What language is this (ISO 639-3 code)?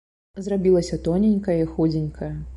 bel